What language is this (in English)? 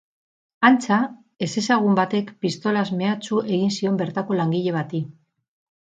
Basque